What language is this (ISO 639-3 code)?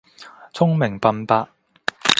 yue